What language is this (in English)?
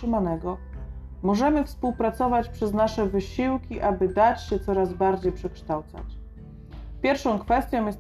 Polish